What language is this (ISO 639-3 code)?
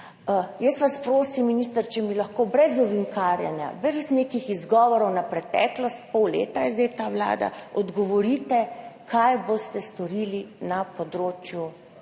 slv